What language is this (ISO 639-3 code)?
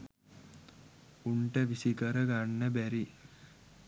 sin